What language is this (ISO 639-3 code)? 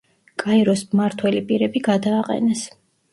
kat